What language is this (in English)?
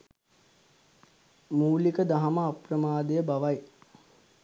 Sinhala